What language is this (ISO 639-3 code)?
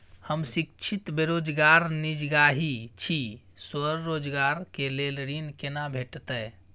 mai